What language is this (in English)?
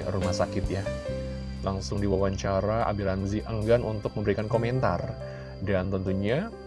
Indonesian